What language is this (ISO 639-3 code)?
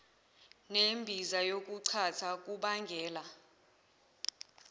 zul